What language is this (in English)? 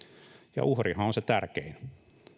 Finnish